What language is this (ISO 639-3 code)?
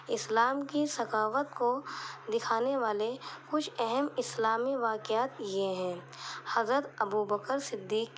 urd